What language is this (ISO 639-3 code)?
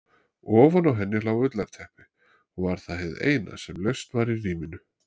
isl